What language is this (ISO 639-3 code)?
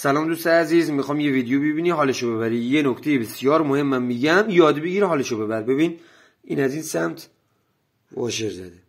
fas